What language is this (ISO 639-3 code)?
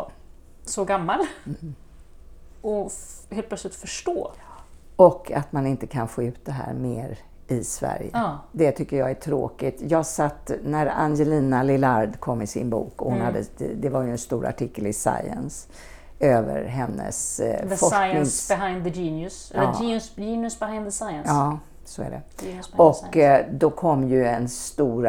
swe